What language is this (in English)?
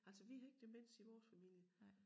Danish